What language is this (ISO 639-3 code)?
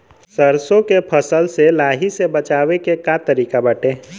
bho